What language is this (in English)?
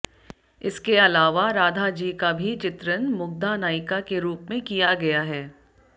Hindi